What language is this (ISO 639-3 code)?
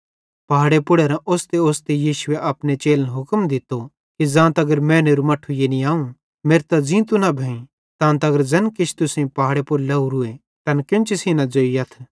bhd